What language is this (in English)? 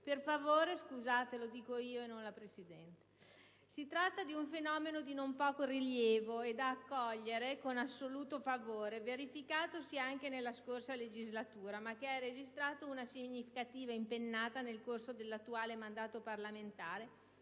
Italian